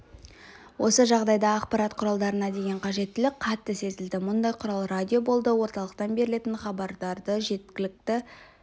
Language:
Kazakh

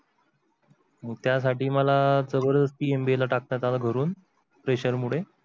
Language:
Marathi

